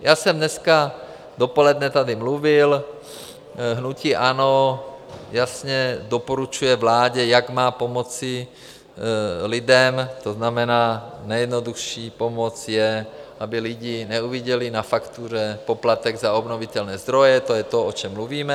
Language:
Czech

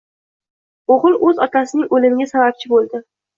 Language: Uzbek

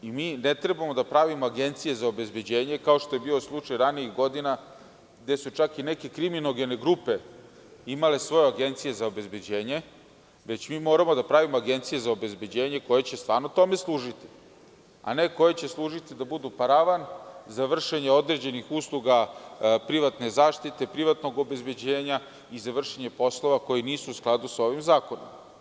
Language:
Serbian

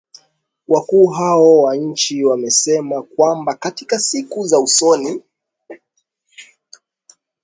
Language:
Swahili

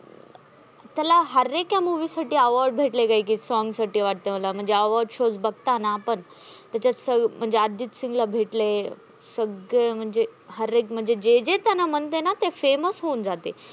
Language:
Marathi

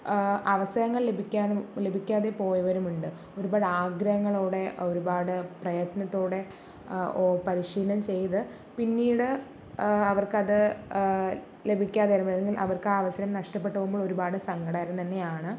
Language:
Malayalam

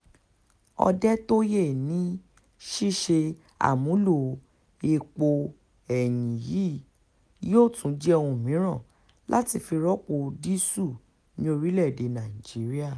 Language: Yoruba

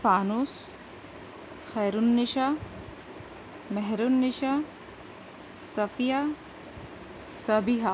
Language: Urdu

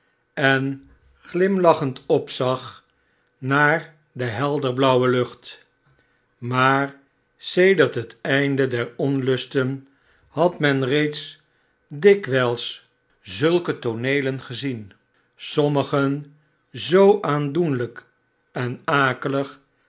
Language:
Dutch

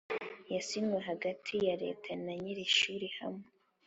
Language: Kinyarwanda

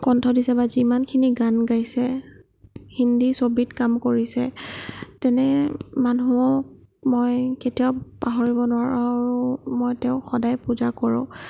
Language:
Assamese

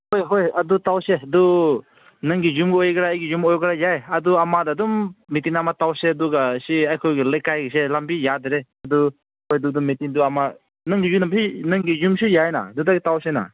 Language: Manipuri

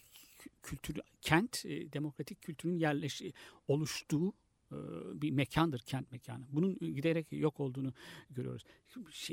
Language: Turkish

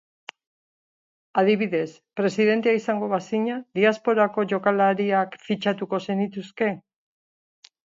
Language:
Basque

